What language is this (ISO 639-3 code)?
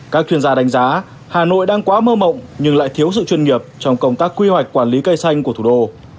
vie